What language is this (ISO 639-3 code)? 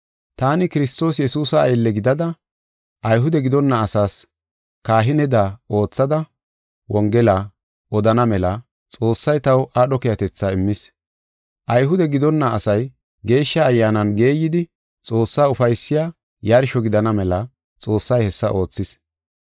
gof